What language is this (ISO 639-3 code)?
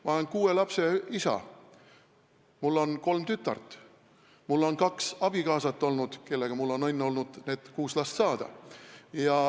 est